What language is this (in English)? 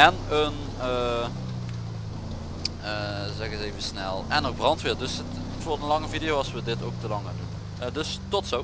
Dutch